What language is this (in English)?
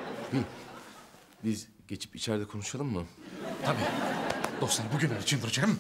Turkish